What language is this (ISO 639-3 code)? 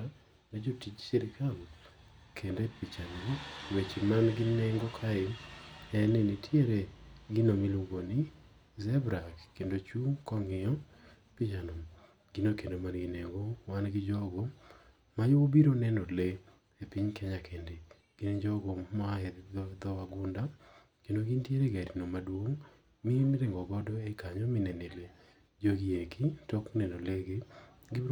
luo